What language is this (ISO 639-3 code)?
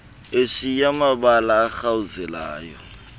xho